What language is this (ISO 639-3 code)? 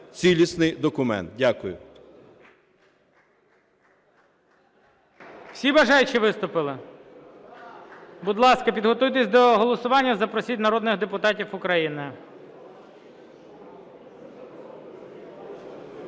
ukr